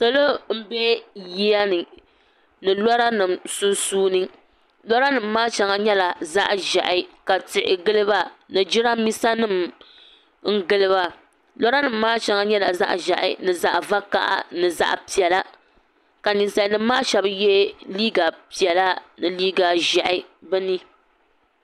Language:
Dagbani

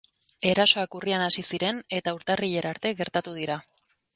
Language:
Basque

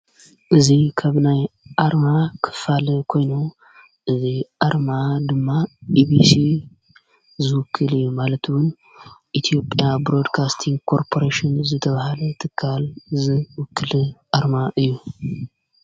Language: Tigrinya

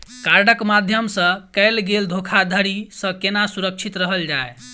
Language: Maithili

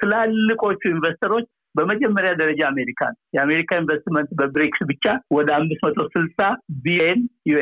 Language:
Amharic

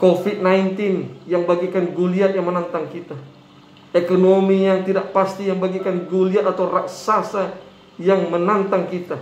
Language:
Indonesian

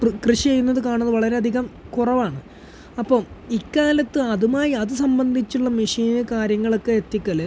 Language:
Malayalam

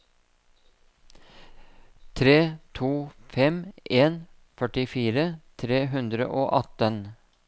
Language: Norwegian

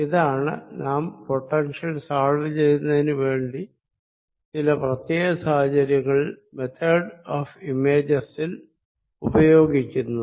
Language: Malayalam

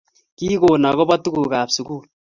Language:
Kalenjin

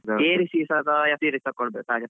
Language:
Kannada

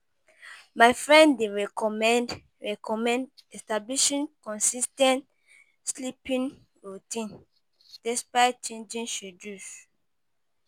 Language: Nigerian Pidgin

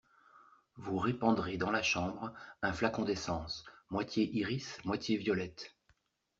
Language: French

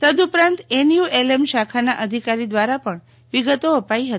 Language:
Gujarati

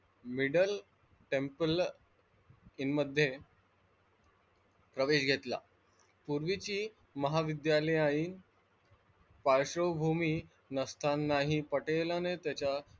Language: Marathi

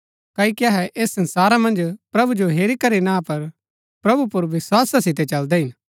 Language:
Gaddi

